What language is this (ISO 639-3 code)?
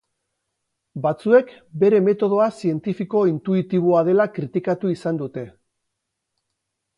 eus